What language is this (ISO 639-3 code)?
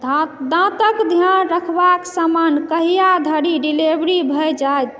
mai